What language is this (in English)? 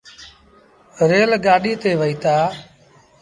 Sindhi Bhil